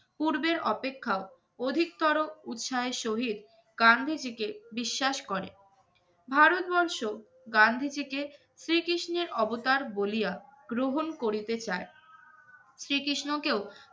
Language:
Bangla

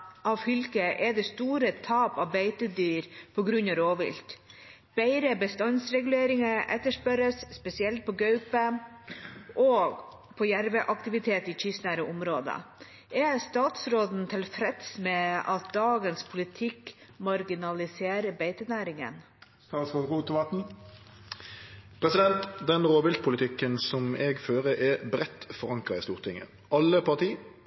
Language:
Norwegian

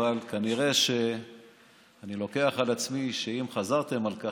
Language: Hebrew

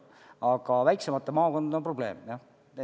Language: Estonian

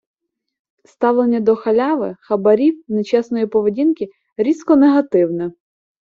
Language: Ukrainian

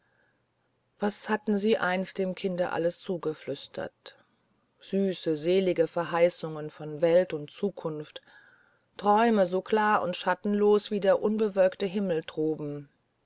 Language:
German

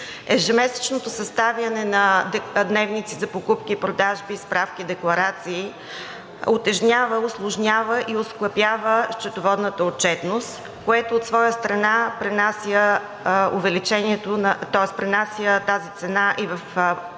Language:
Bulgarian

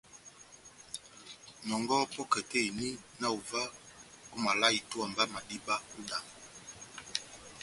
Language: Batanga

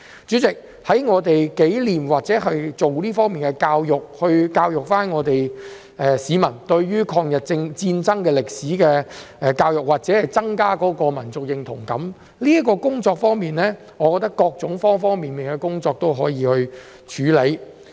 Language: Cantonese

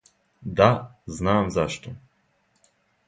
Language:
Serbian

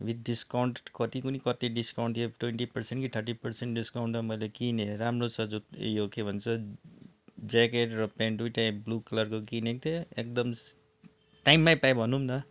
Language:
Nepali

